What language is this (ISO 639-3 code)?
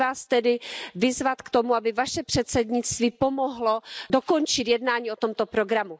ces